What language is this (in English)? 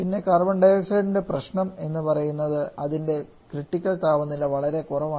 Malayalam